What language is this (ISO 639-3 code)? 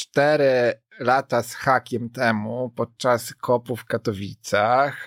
pol